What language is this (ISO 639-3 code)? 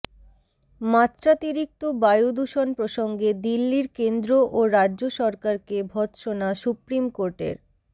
ben